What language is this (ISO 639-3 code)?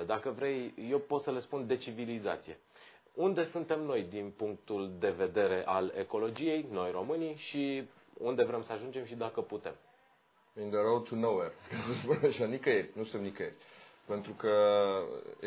ron